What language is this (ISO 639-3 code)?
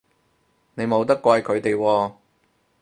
yue